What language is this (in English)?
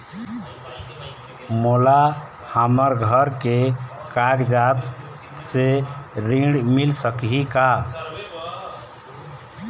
Chhattisgarhi